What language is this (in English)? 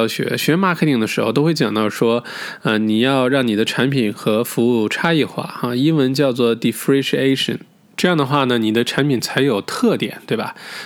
Chinese